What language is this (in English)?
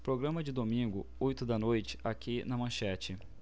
Portuguese